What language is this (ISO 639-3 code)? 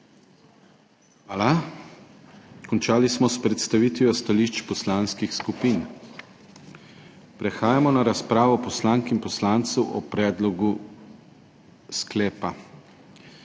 slv